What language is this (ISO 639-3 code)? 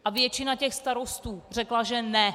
ces